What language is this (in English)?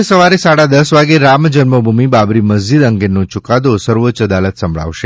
Gujarati